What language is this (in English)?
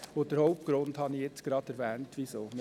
Swiss German